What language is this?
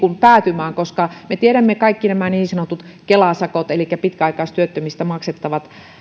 Finnish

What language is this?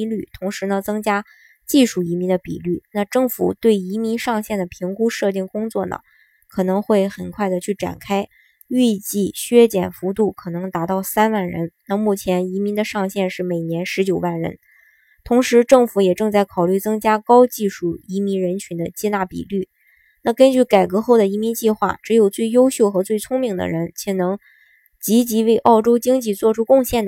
Chinese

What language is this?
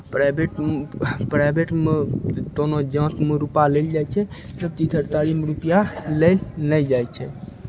Maithili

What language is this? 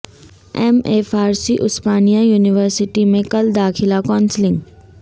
Urdu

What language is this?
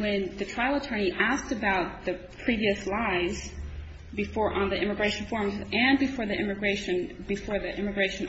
English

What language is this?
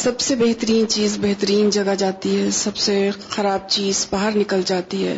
Urdu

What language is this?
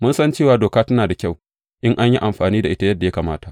Hausa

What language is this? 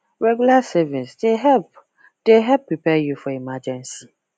Nigerian Pidgin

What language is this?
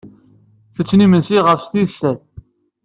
Kabyle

